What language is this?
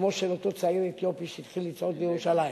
Hebrew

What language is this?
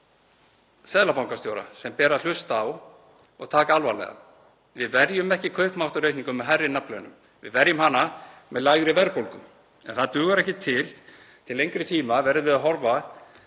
Icelandic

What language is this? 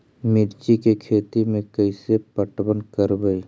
Magahi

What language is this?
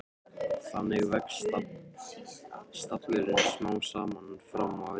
Icelandic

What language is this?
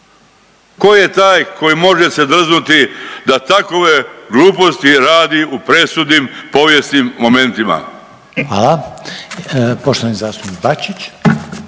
Croatian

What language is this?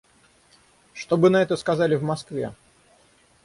Russian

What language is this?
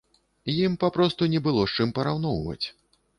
Belarusian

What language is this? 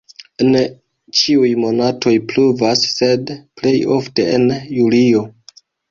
Esperanto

